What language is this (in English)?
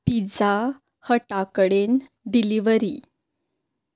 Konkani